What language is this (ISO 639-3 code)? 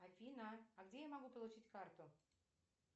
rus